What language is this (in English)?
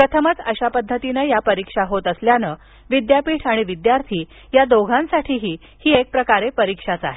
Marathi